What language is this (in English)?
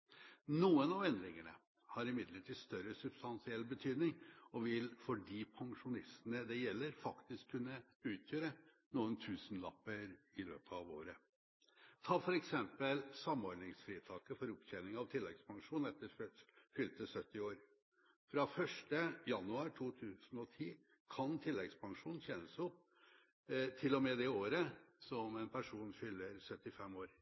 Norwegian Bokmål